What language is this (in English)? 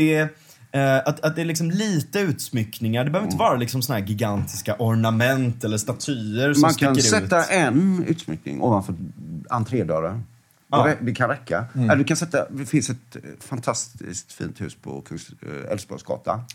Swedish